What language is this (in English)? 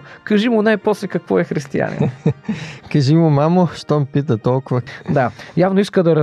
Bulgarian